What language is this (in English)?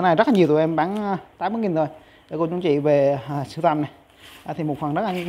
Vietnamese